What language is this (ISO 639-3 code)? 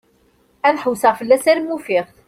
kab